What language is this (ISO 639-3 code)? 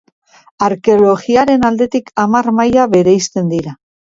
eus